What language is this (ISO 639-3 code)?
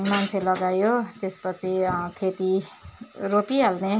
nep